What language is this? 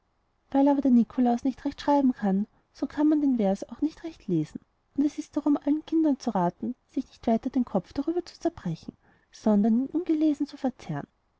German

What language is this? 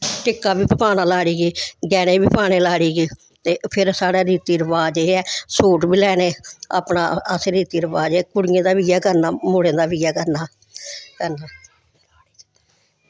Dogri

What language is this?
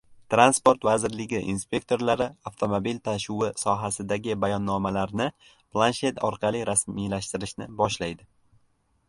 Uzbek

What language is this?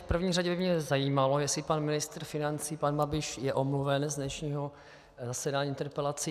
Czech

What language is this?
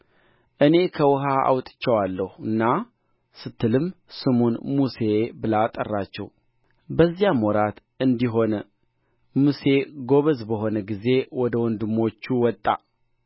Amharic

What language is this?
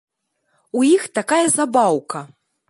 Belarusian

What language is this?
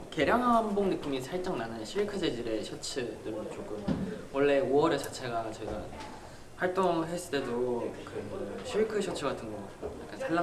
Korean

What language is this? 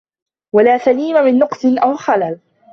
Arabic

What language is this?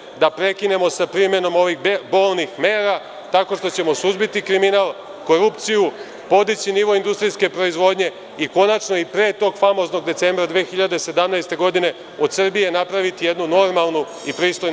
Serbian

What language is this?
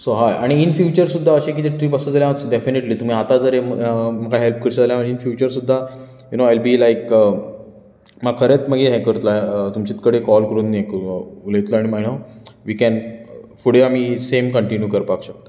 Konkani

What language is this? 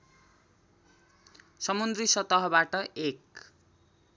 Nepali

